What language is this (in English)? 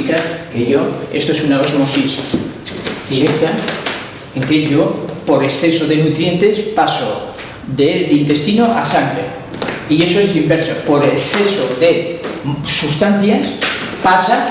Spanish